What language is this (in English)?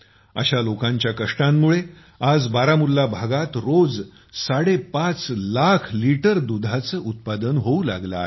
Marathi